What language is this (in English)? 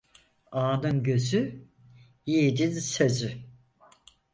Turkish